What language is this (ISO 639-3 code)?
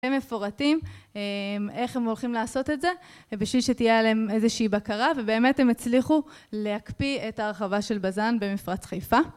heb